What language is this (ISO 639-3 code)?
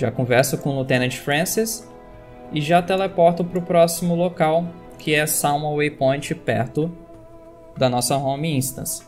por